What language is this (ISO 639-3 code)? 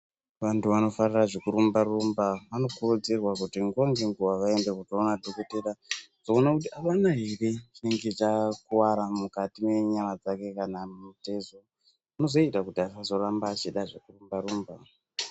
ndc